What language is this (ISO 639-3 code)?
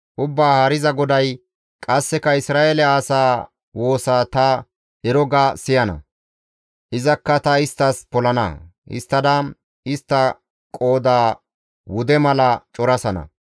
gmv